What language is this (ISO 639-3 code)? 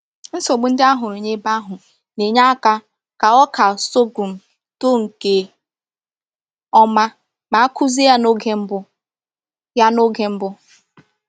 ibo